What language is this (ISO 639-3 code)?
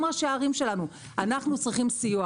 heb